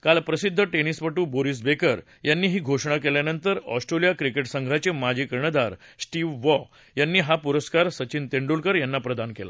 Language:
Marathi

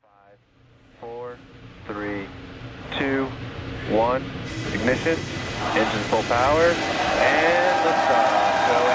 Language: Turkish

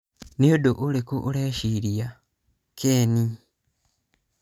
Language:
Kikuyu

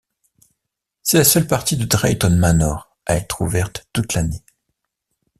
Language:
French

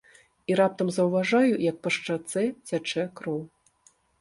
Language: Belarusian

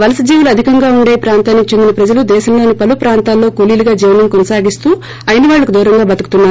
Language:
Telugu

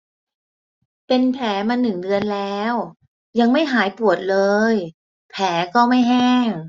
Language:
Thai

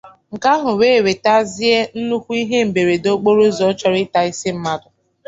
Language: Igbo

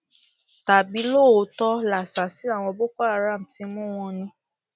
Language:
Yoruba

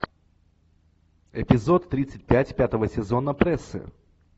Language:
Russian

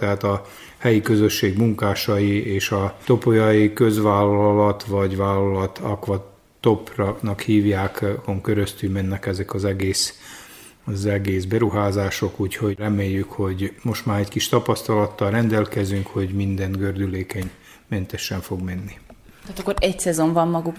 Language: Hungarian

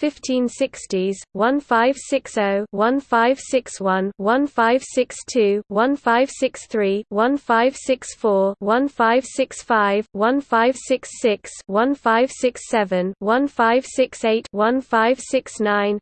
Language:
English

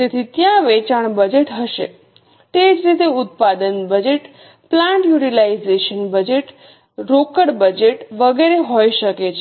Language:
Gujarati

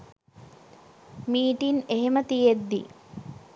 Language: Sinhala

